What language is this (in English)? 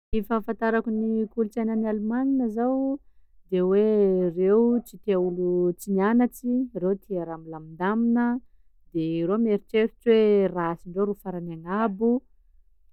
Sakalava Malagasy